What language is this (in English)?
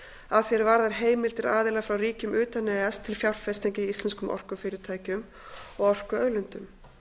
Icelandic